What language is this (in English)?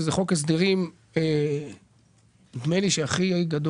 Hebrew